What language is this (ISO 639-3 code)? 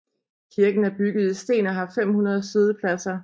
dan